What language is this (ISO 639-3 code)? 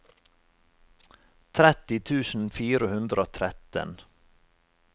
nor